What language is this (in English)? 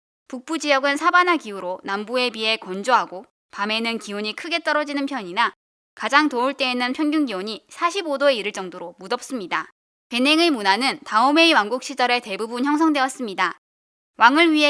Korean